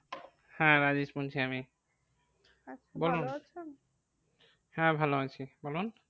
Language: Bangla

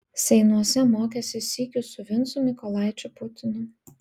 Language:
Lithuanian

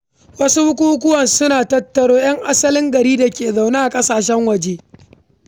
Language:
Hausa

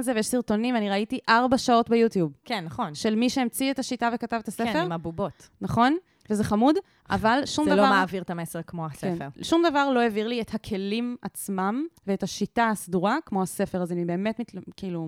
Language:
Hebrew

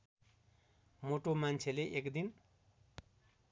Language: Nepali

